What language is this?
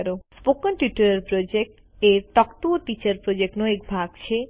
Gujarati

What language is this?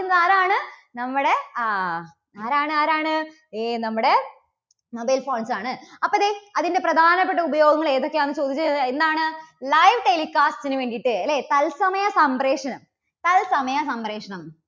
Malayalam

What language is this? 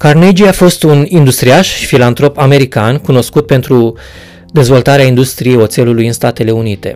Romanian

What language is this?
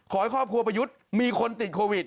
Thai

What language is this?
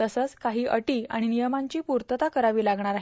Marathi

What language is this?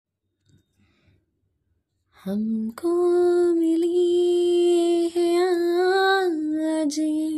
Hindi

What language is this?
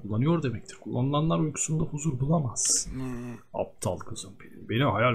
Turkish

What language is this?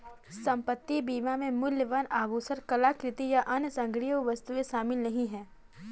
Hindi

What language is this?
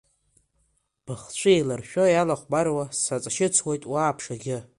Abkhazian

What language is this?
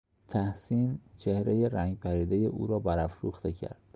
Persian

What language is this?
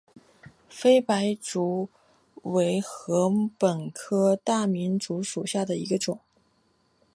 Chinese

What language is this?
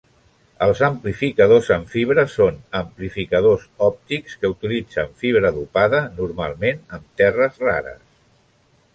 Catalan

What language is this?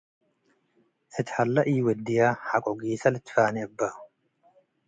Tigre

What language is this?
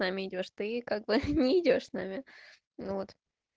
Russian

